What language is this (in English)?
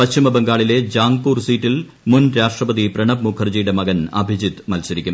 Malayalam